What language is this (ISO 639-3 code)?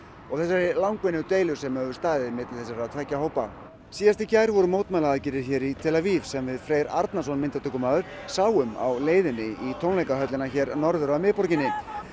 isl